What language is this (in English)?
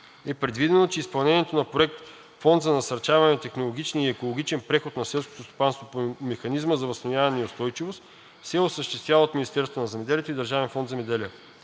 Bulgarian